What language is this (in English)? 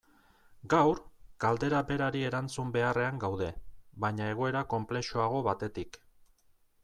Basque